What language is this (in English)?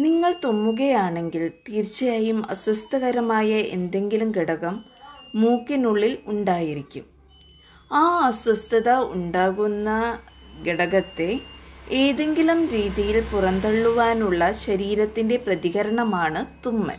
Malayalam